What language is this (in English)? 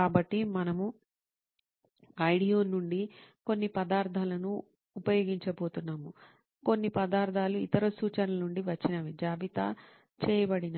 Telugu